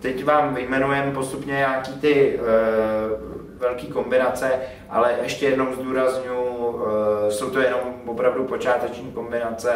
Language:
Czech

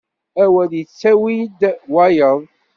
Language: Kabyle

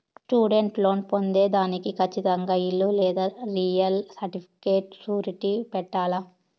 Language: Telugu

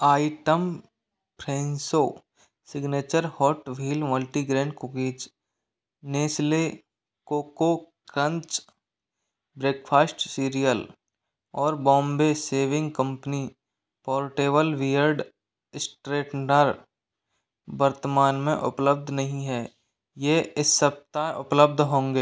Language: Hindi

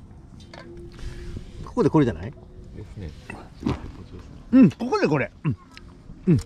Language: Japanese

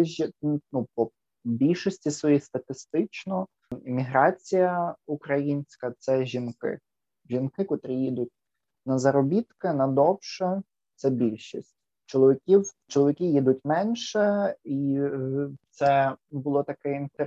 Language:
Ukrainian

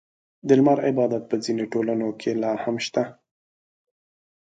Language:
Pashto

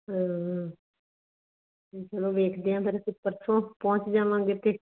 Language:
Punjabi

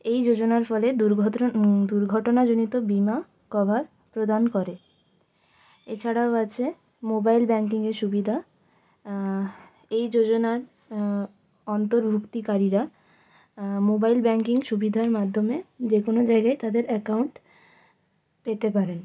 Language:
Bangla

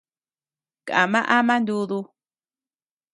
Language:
Tepeuxila Cuicatec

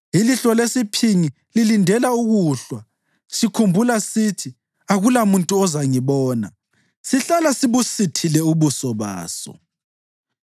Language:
North Ndebele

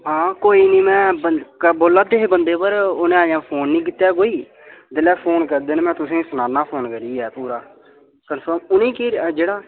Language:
Dogri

